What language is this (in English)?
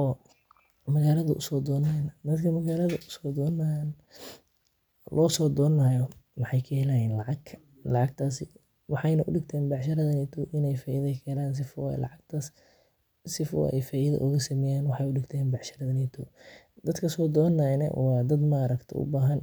Somali